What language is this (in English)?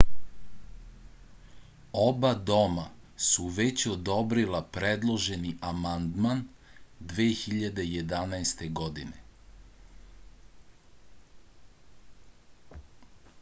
Serbian